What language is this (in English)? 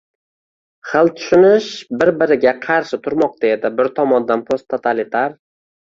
Uzbek